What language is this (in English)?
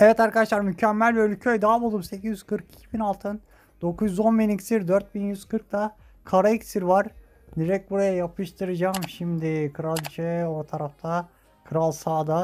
Turkish